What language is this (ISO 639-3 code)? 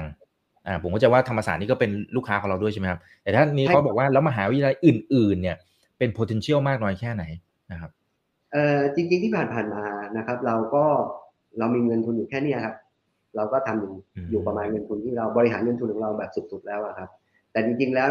tha